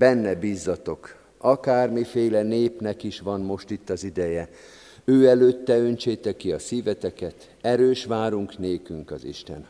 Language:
Hungarian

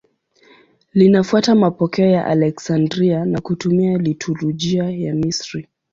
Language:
Swahili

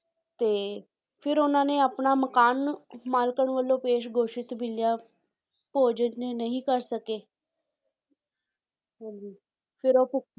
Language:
Punjabi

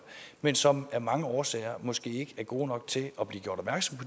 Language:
Danish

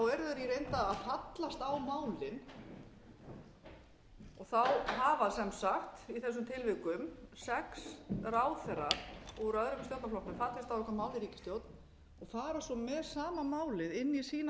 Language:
Icelandic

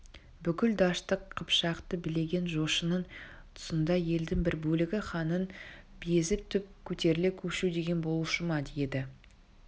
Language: Kazakh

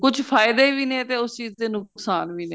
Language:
Punjabi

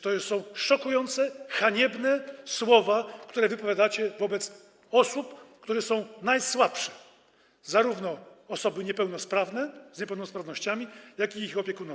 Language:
Polish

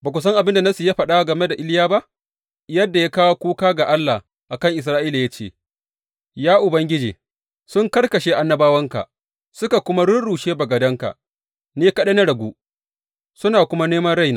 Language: Hausa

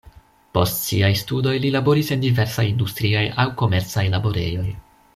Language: Esperanto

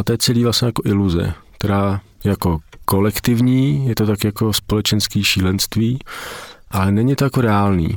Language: Czech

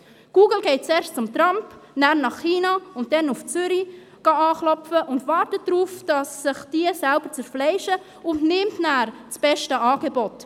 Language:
Swiss German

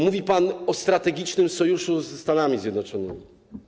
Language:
Polish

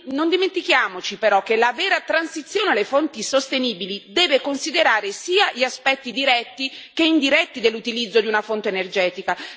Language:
Italian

